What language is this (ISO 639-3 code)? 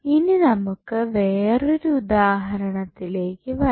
mal